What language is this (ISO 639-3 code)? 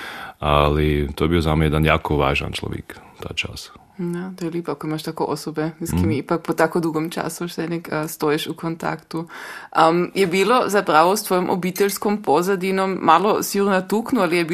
hrv